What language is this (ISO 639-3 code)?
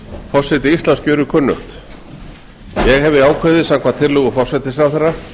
isl